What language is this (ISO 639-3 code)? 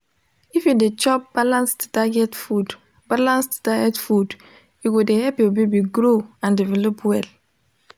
pcm